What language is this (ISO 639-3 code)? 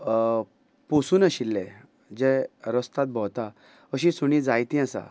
kok